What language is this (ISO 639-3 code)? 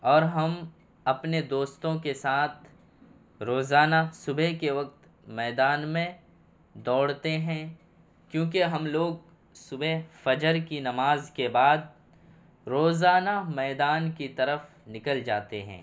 urd